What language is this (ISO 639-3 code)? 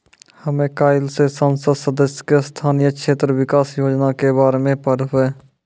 mai